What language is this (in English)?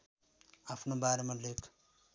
Nepali